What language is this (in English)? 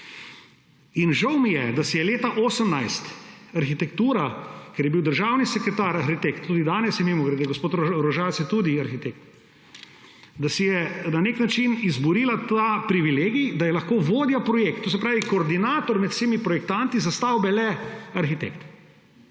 Slovenian